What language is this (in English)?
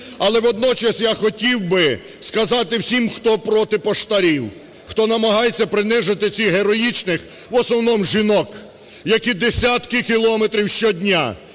Ukrainian